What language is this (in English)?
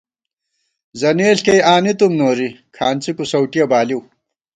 Gawar-Bati